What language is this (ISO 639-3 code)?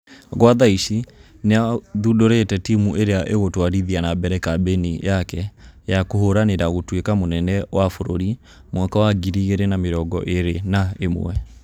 kik